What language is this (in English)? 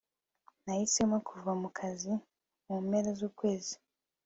Kinyarwanda